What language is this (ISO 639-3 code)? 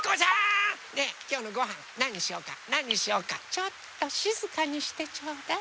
jpn